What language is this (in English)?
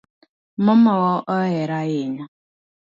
Luo (Kenya and Tanzania)